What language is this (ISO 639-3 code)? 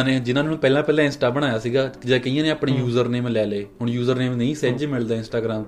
pan